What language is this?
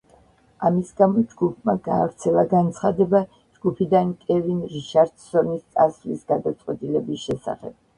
Georgian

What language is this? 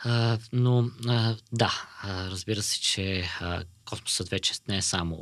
Bulgarian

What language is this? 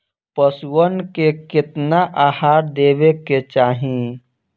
Bhojpuri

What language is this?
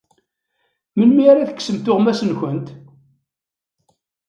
Kabyle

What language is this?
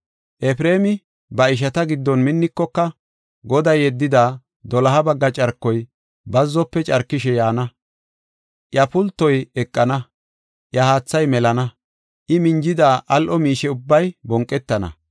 Gofa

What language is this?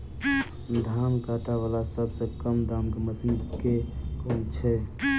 Maithili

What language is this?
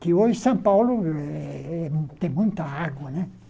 Portuguese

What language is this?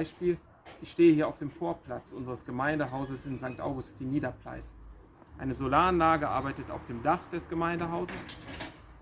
German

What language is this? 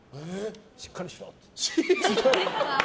Japanese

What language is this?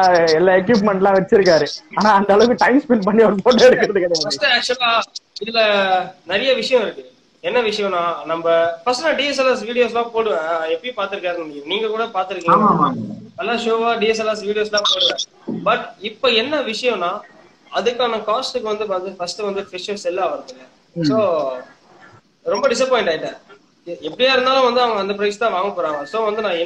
Tamil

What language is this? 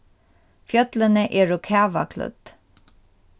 Faroese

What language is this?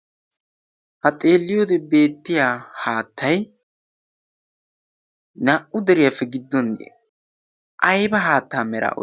Wolaytta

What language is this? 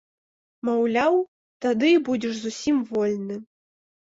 Belarusian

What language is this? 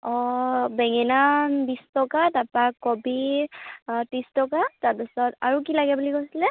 Assamese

